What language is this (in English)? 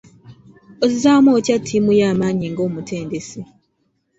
Ganda